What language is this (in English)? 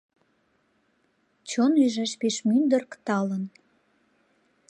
Mari